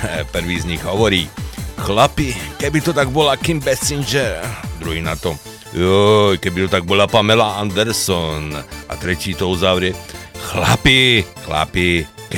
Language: Slovak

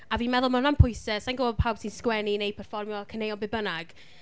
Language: Welsh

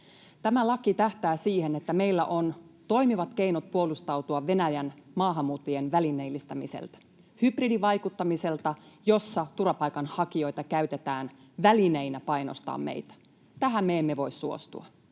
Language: Finnish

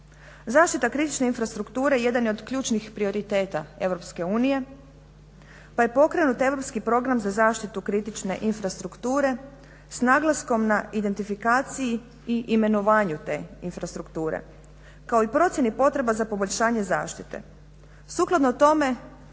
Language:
Croatian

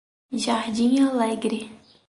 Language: Portuguese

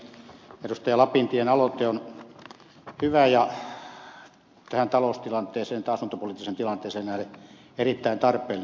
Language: Finnish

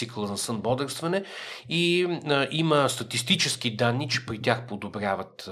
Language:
Bulgarian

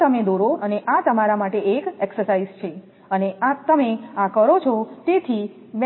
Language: Gujarati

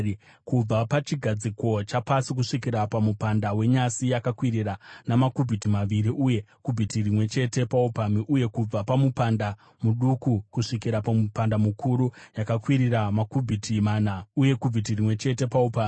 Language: Shona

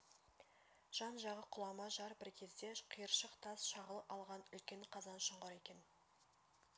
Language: Kazakh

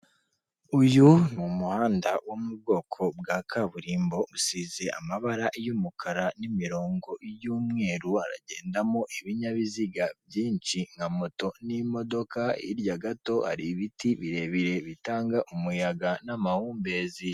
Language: Kinyarwanda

